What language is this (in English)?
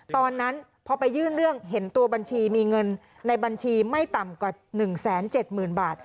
Thai